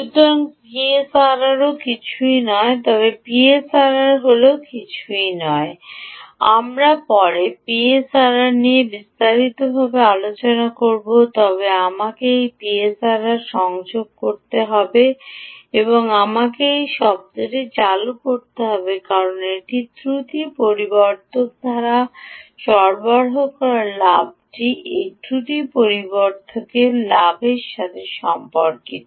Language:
Bangla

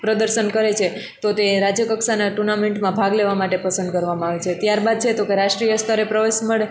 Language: Gujarati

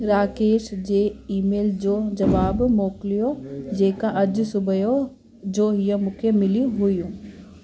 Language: Sindhi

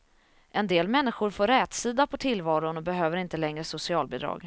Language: Swedish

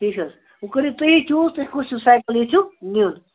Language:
Kashmiri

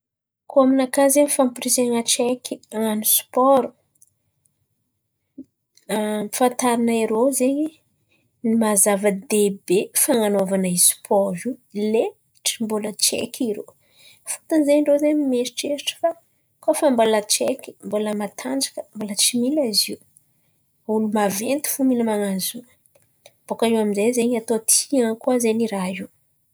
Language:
Antankarana Malagasy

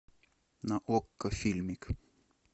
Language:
Russian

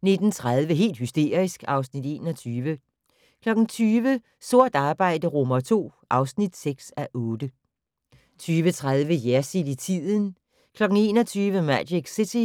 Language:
Danish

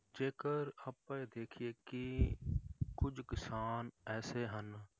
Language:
Punjabi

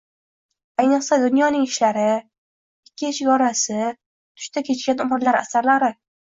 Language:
Uzbek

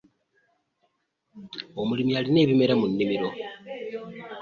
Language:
Ganda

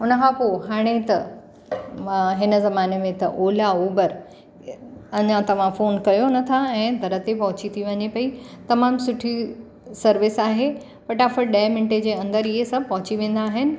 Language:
Sindhi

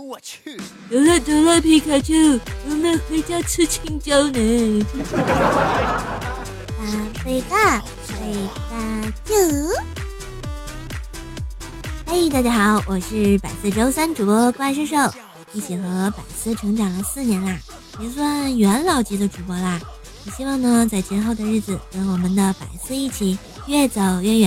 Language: Chinese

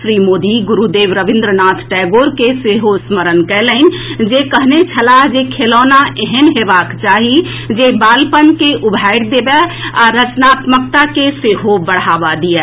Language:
Maithili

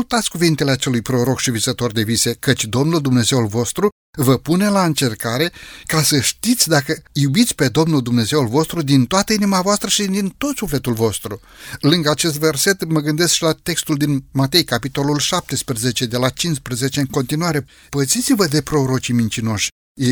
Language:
Romanian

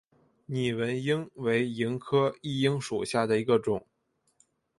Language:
Chinese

